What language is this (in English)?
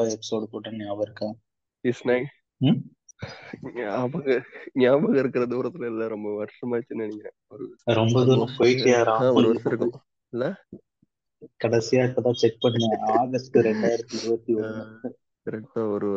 Tamil